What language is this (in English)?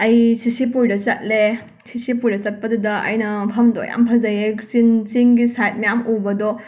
Manipuri